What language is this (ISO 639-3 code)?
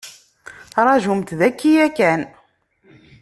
kab